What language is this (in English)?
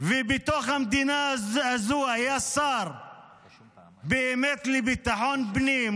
Hebrew